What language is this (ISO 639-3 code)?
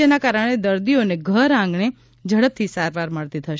guj